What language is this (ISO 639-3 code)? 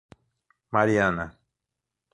por